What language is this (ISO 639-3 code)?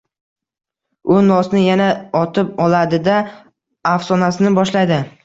uzb